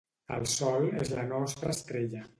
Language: Catalan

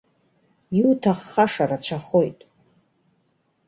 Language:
Abkhazian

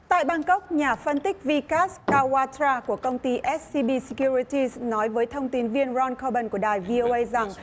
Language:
Vietnamese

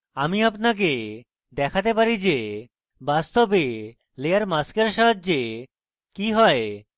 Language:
Bangla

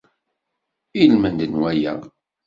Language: Kabyle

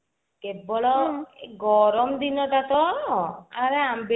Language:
Odia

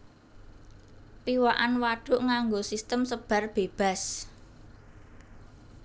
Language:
Javanese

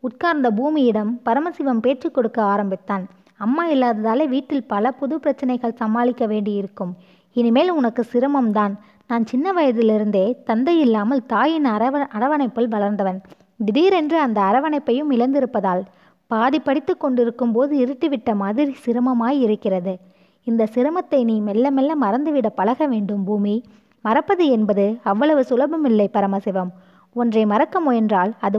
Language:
Tamil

